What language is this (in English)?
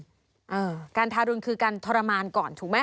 Thai